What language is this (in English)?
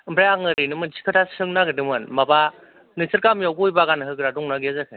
Bodo